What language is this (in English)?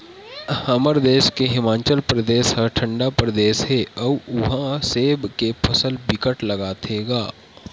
Chhattisgarhi